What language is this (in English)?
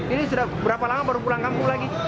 Indonesian